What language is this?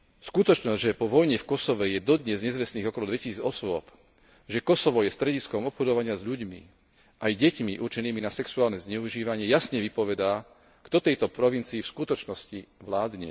Slovak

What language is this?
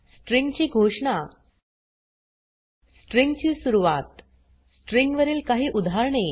Marathi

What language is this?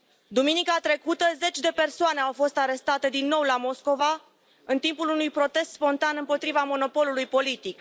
Romanian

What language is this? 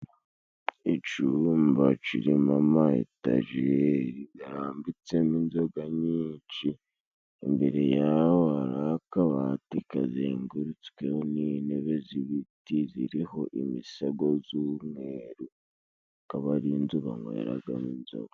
Kinyarwanda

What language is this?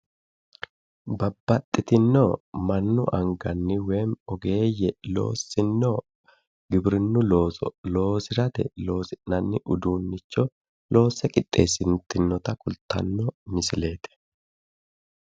Sidamo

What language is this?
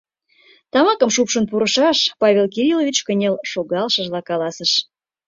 Mari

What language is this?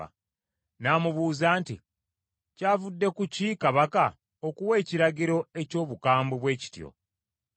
Ganda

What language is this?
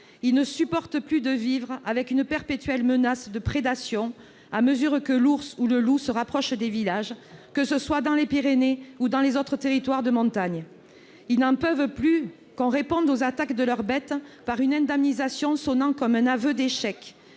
French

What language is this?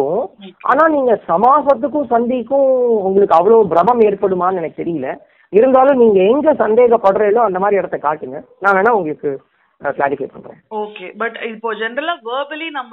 Tamil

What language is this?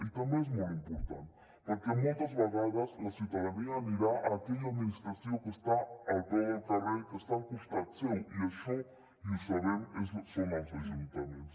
Catalan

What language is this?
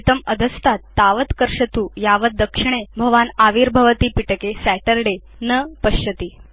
Sanskrit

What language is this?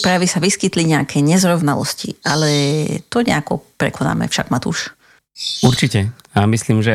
Slovak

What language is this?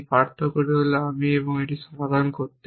Bangla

